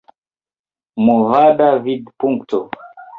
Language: Esperanto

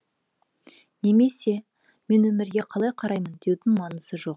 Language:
Kazakh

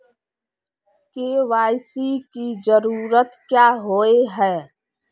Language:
Magahi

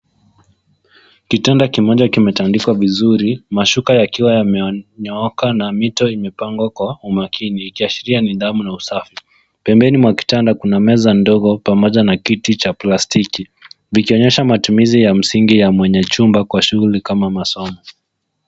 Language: Swahili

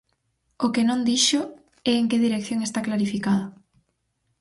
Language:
Galician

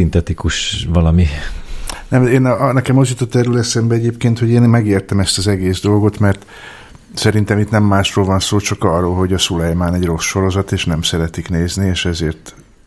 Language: Hungarian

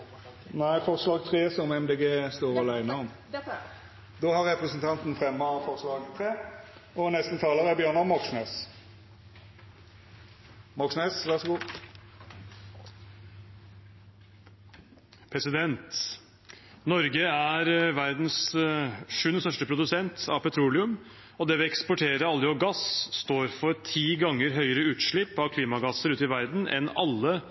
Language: Norwegian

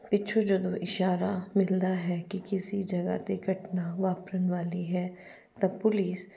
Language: Punjabi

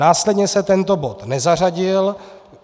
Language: Czech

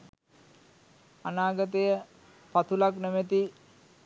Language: Sinhala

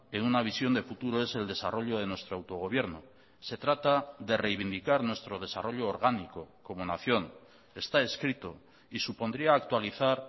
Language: Spanish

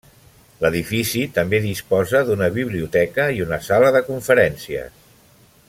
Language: Catalan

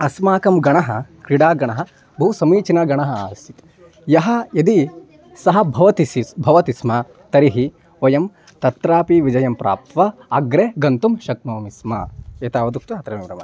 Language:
Sanskrit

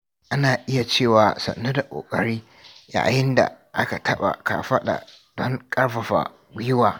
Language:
Hausa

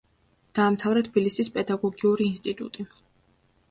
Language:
Georgian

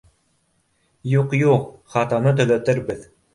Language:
Bashkir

